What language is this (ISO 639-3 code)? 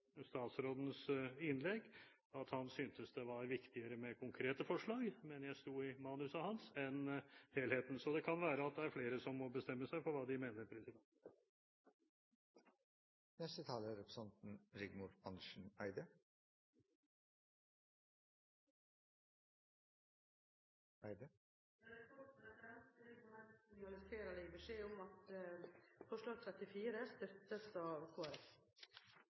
nob